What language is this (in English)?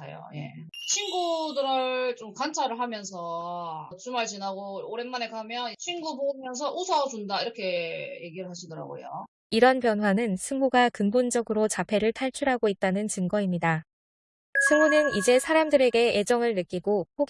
Korean